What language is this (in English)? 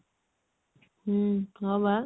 Odia